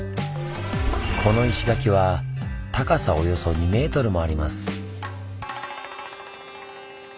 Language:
Japanese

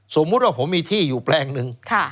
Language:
Thai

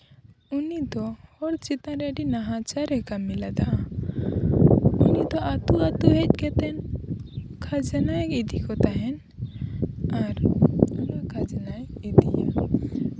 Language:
Santali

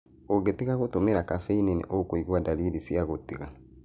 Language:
Kikuyu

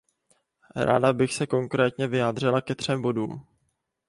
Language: Czech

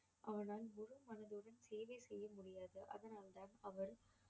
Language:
Tamil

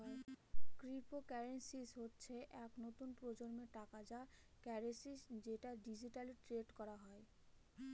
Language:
Bangla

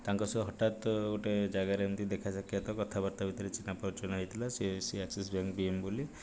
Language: Odia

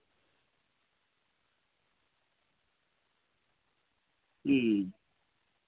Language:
Santali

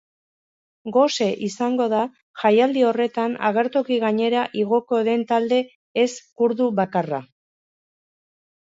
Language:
Basque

